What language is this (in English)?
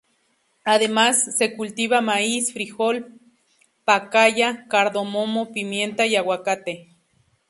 Spanish